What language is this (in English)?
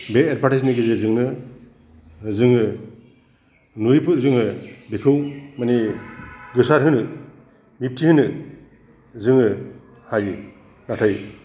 Bodo